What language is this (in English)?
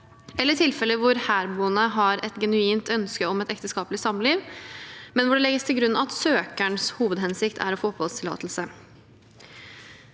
Norwegian